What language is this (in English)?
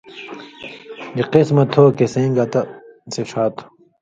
Indus Kohistani